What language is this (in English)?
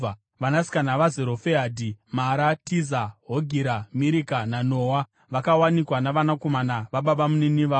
Shona